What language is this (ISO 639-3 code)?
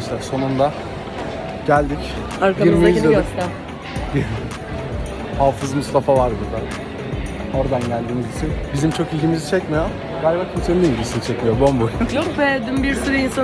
tur